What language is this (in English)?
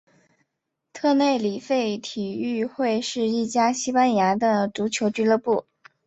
Chinese